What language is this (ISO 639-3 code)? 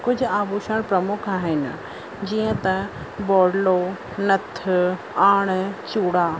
snd